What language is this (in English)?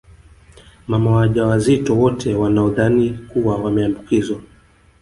Swahili